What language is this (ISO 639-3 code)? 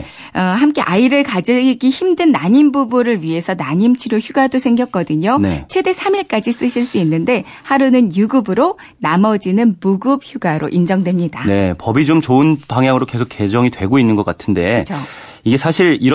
kor